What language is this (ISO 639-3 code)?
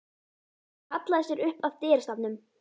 isl